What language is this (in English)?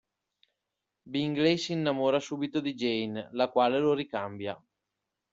Italian